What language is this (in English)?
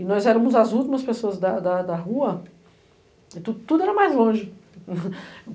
Portuguese